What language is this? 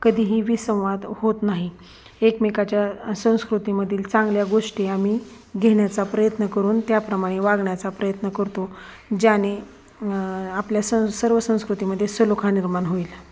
Marathi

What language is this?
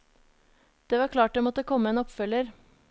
Norwegian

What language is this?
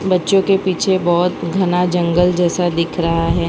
Hindi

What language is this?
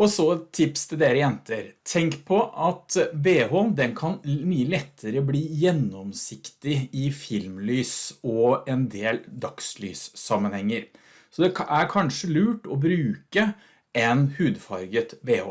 Norwegian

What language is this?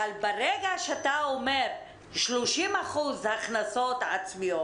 Hebrew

